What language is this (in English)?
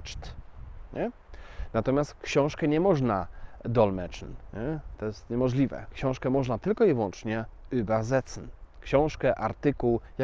Polish